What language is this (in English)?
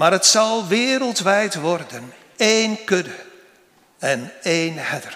Dutch